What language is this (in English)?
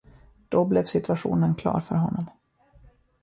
Swedish